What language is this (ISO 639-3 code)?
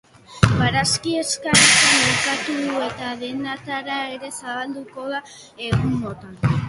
eus